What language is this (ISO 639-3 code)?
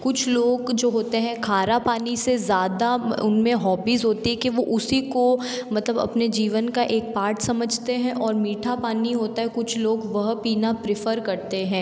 hin